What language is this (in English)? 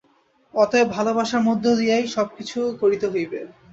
Bangla